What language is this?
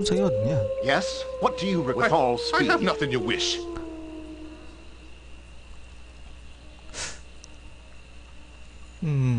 Korean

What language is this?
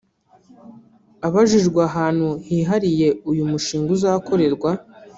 Kinyarwanda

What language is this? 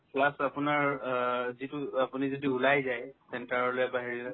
Assamese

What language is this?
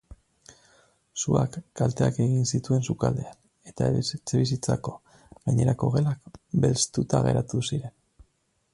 Basque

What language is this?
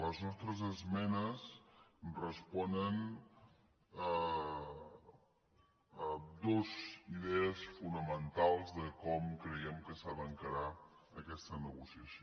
Catalan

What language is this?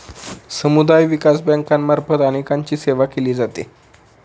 Marathi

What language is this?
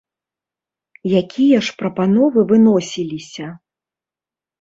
Belarusian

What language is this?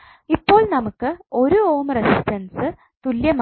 Malayalam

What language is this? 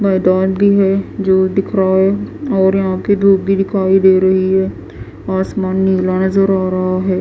Hindi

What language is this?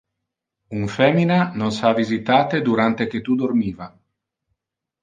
Interlingua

